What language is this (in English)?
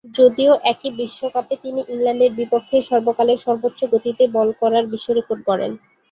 Bangla